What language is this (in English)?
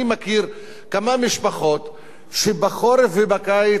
Hebrew